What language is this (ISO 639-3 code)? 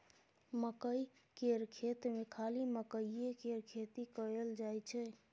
mai